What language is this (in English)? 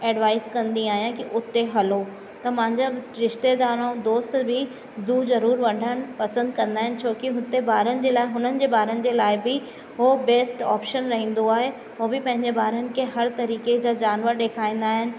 Sindhi